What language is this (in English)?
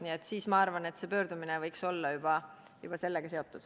Estonian